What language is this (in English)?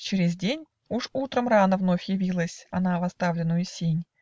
Russian